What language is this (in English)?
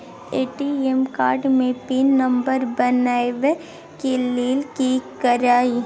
Maithili